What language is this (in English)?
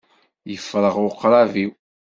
Kabyle